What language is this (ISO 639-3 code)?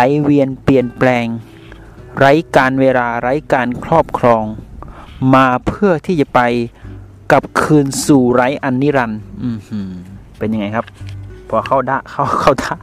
tha